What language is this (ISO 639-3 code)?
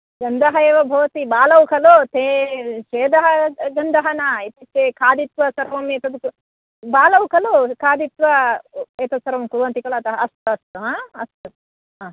san